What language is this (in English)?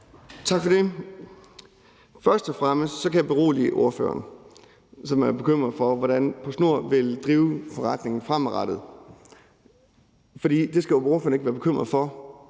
Danish